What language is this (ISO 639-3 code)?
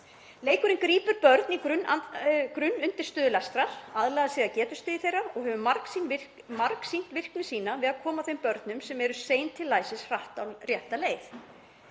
isl